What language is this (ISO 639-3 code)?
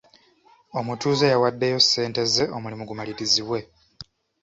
lug